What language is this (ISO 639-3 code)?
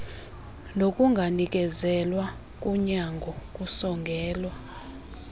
xho